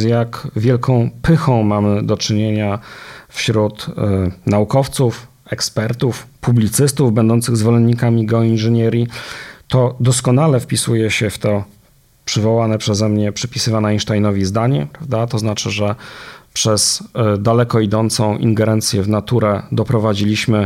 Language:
Polish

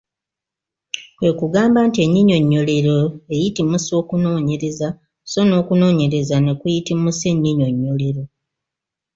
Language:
Ganda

